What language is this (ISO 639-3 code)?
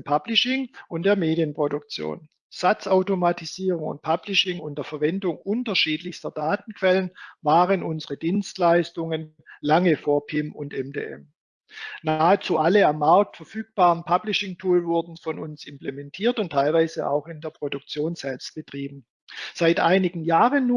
deu